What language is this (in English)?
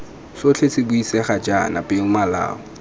Tswana